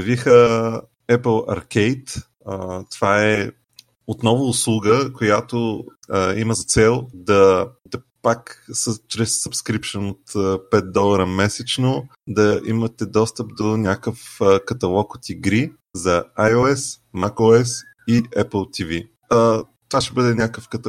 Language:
Bulgarian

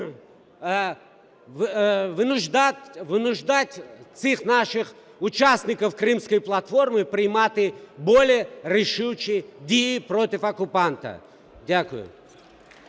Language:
Ukrainian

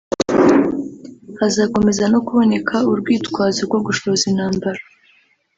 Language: Kinyarwanda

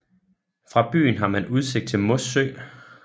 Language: Danish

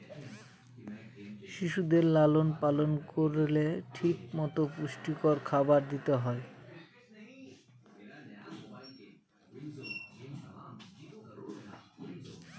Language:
Bangla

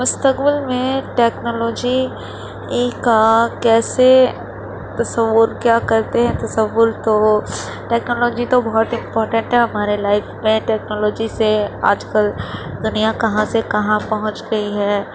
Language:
Urdu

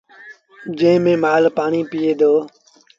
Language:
Sindhi Bhil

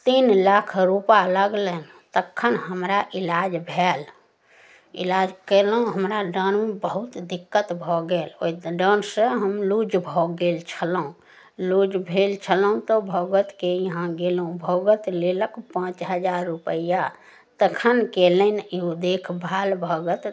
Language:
Maithili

